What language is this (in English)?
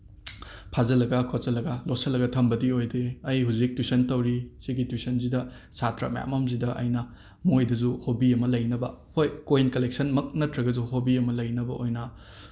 Manipuri